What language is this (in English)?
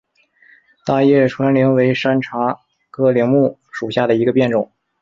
Chinese